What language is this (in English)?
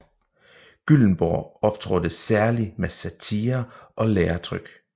Danish